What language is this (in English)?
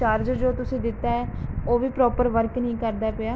Punjabi